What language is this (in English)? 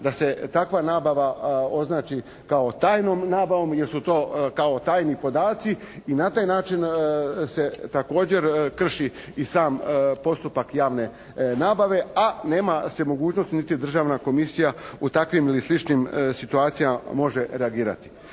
Croatian